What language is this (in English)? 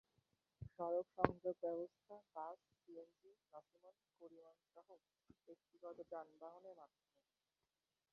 Bangla